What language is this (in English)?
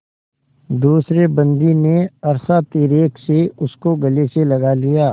Hindi